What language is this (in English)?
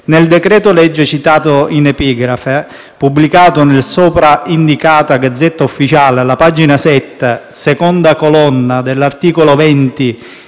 Italian